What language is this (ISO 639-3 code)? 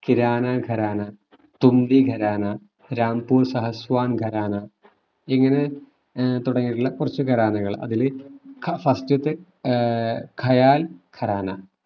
mal